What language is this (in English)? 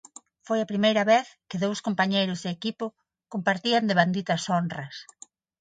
Galician